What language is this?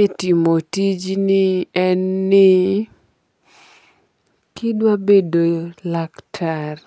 Luo (Kenya and Tanzania)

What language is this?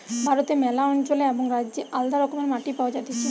Bangla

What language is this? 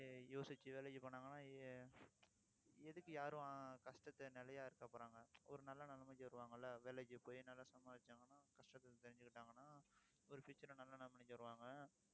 Tamil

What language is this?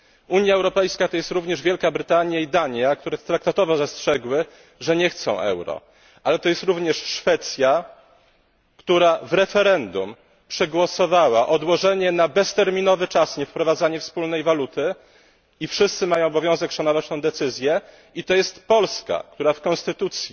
Polish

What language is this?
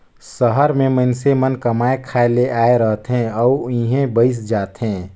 Chhattisgarhi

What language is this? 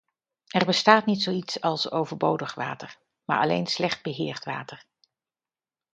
Dutch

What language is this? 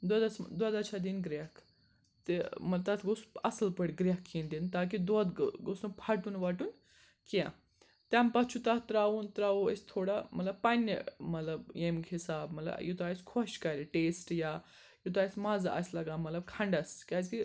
Kashmiri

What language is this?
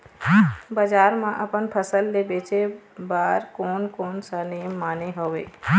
Chhattisgarhi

